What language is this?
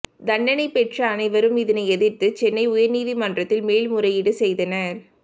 Tamil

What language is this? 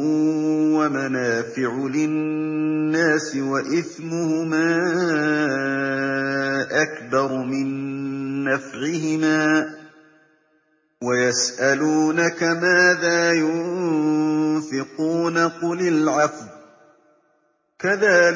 Arabic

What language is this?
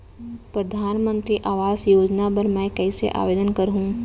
Chhattisgarhi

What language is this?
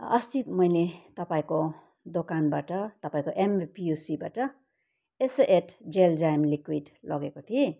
Nepali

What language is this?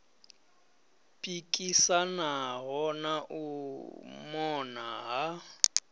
Venda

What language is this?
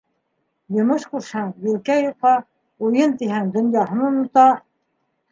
Bashkir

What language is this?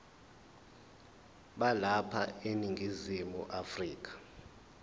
Zulu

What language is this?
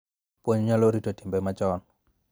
Luo (Kenya and Tanzania)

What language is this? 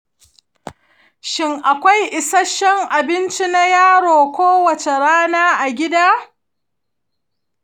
Hausa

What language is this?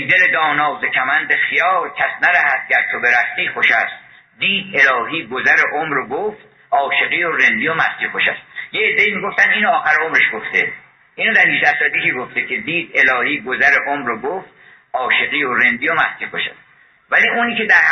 Persian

